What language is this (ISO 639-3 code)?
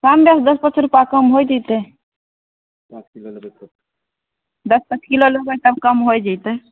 mai